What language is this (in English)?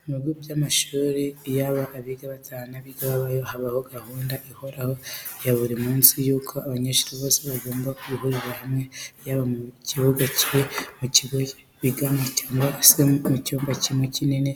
Kinyarwanda